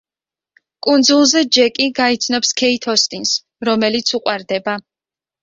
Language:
Georgian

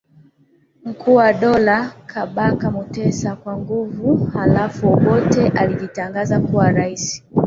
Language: Swahili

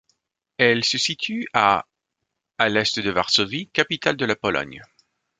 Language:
French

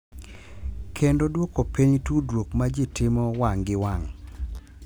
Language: Luo (Kenya and Tanzania)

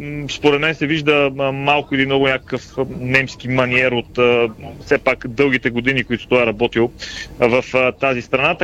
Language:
Bulgarian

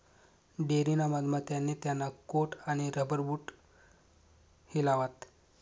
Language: Marathi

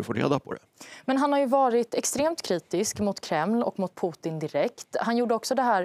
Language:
Swedish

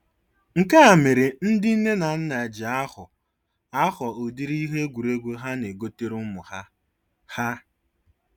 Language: Igbo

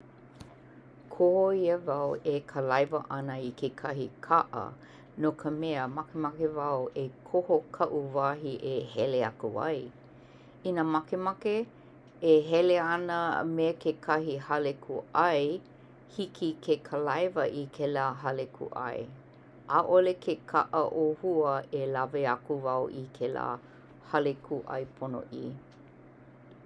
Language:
Hawaiian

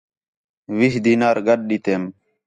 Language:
Khetrani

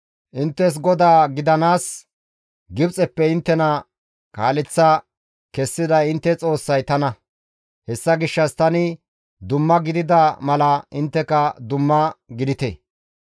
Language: Gamo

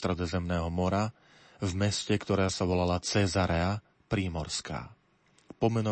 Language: Slovak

